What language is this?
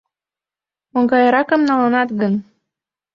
Mari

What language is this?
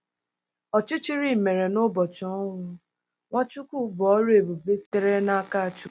Igbo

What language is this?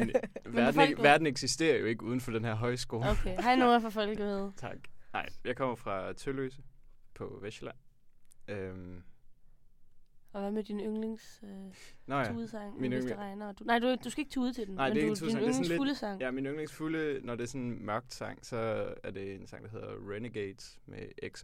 Danish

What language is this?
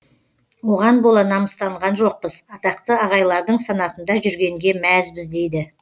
Kazakh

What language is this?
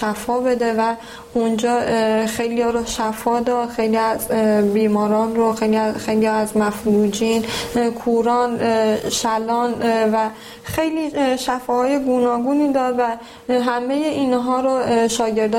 Persian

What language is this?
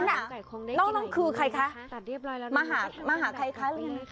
Thai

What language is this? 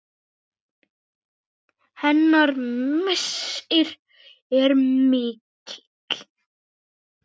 Icelandic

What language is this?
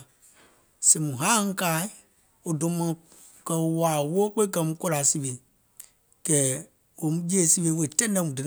Gola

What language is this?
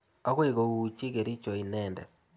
Kalenjin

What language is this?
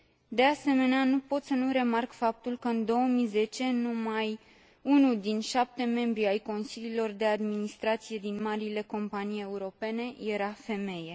Romanian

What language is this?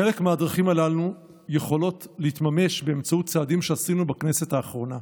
Hebrew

